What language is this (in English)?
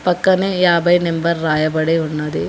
Telugu